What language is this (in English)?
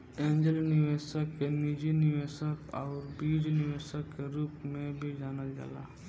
Bhojpuri